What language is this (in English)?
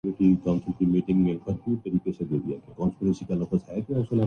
Urdu